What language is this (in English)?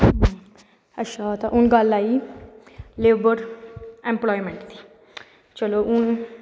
Dogri